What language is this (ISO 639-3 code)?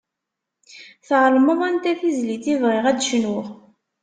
kab